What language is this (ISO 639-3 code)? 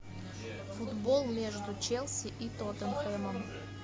rus